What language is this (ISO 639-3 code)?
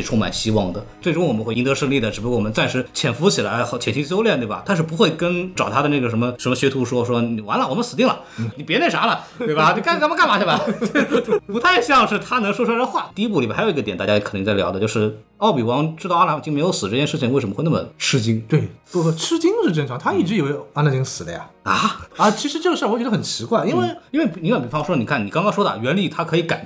zho